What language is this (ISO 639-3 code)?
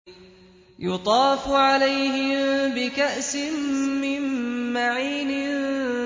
ara